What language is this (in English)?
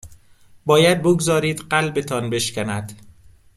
Persian